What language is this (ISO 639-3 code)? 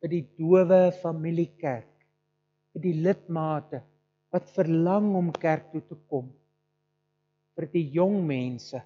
nld